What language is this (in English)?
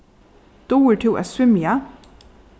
Faroese